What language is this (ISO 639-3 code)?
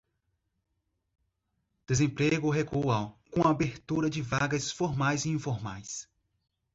por